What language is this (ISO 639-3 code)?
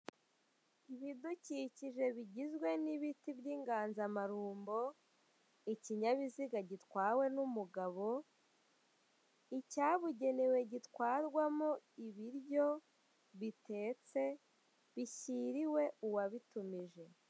kin